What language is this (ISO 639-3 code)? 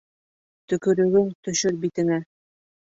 bak